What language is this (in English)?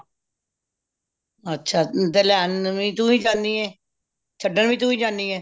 Punjabi